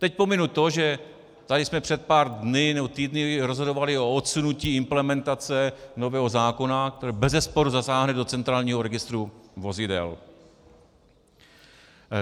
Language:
Czech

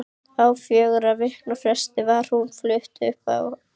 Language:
Icelandic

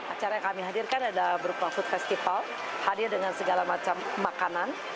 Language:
Indonesian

